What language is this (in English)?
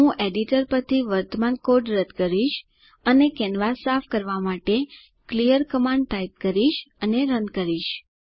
Gujarati